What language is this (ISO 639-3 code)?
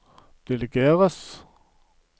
nor